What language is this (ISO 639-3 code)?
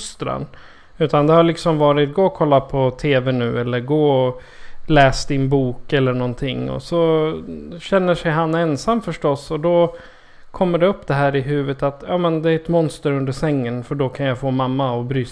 swe